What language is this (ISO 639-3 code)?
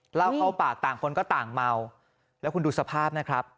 tha